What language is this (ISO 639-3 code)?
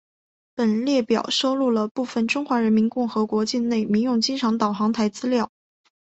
zho